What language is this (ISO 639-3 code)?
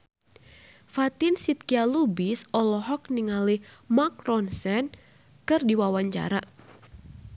sun